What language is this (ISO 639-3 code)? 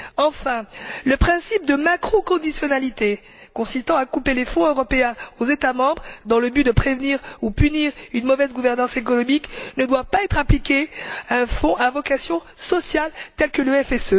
fra